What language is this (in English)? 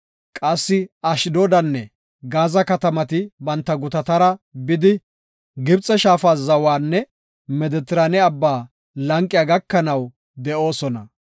Gofa